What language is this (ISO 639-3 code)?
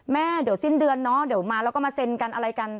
tha